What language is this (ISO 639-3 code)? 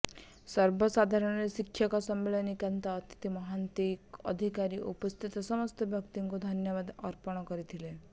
ori